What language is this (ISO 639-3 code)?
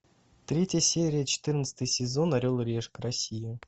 rus